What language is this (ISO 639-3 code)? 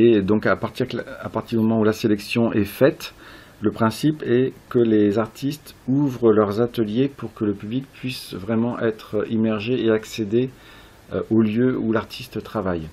fra